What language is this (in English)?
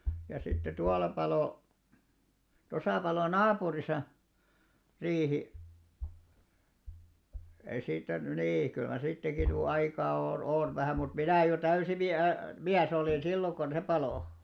Finnish